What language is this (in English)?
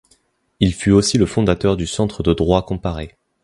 French